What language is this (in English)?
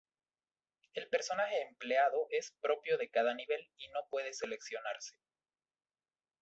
Spanish